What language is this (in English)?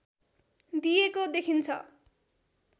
Nepali